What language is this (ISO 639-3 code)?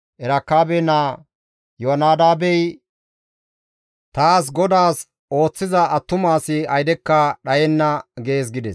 gmv